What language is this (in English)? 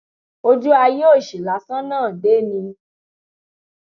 Yoruba